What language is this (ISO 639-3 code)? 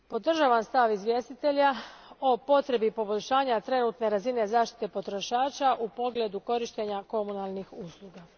hrv